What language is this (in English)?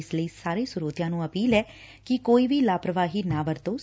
Punjabi